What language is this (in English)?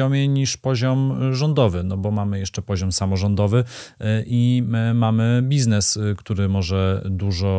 Polish